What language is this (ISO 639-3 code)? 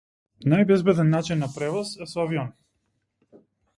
mkd